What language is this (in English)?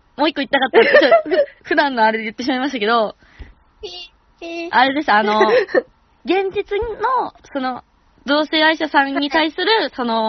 Japanese